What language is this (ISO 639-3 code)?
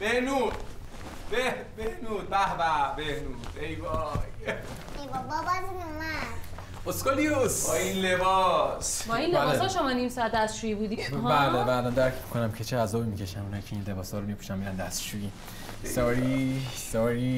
fas